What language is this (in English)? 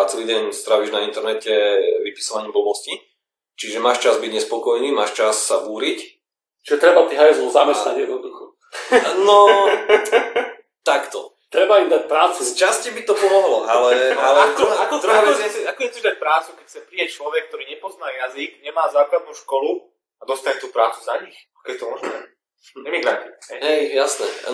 Slovak